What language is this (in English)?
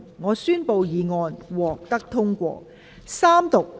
Cantonese